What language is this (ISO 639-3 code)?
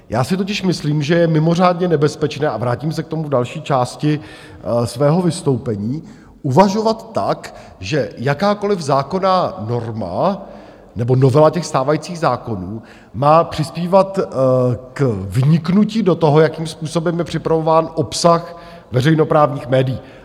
ces